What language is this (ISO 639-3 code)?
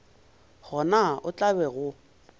nso